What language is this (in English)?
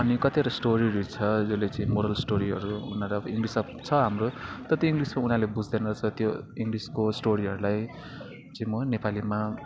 Nepali